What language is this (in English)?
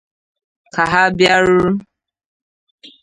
Igbo